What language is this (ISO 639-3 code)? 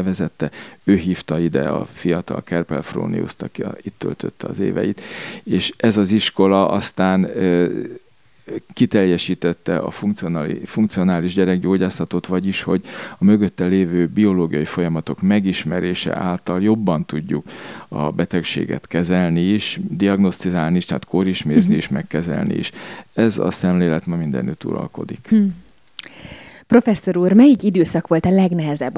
hun